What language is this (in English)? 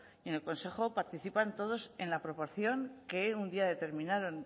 Spanish